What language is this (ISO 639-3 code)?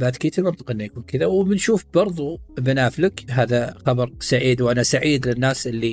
ara